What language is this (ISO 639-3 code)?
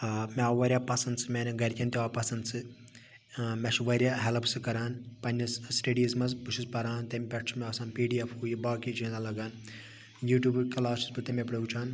kas